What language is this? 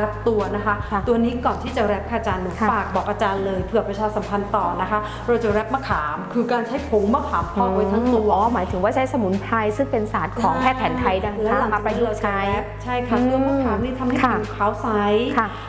Thai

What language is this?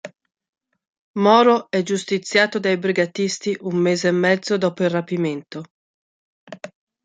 Italian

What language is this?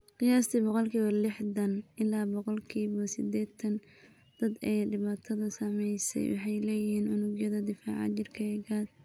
Somali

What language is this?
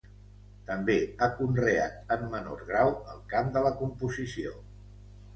Catalan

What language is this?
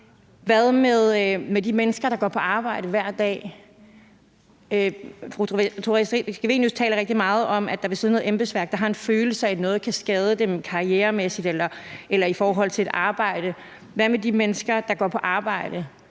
Danish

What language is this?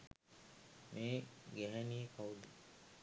Sinhala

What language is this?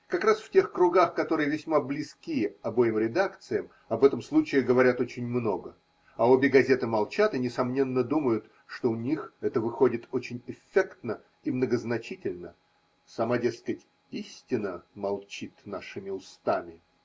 Russian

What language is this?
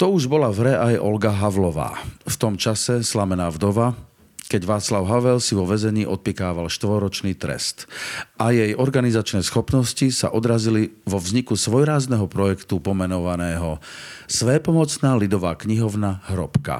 Slovak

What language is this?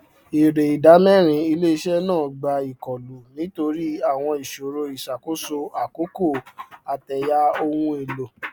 Yoruba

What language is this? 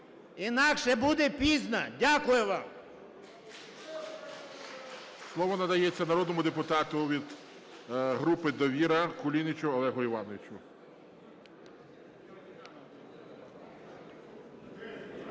Ukrainian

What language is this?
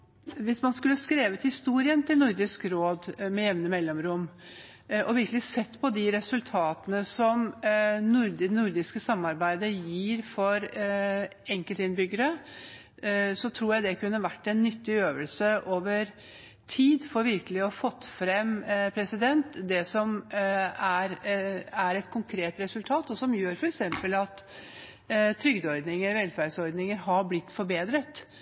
Norwegian Bokmål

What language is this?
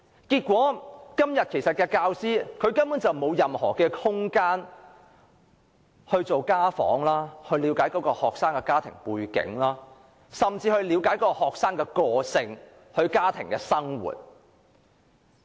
Cantonese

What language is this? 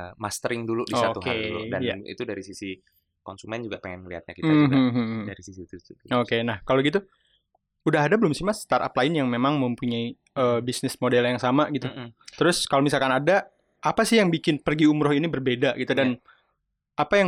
Indonesian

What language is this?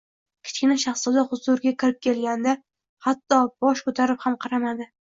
Uzbek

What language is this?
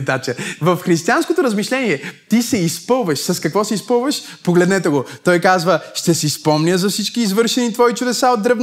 Bulgarian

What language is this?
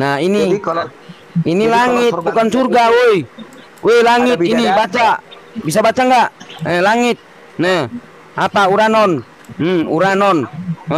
Indonesian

